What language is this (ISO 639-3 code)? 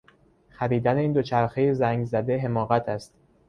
fas